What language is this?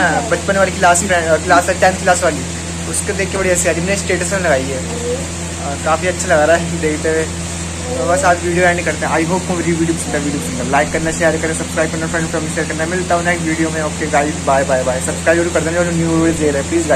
Hindi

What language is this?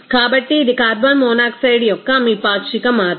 Telugu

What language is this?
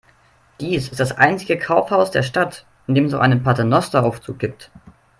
German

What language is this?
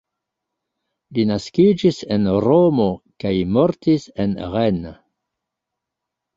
Esperanto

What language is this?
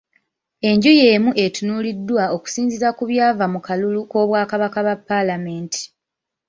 Ganda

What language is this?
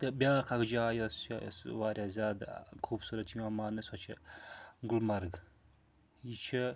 Kashmiri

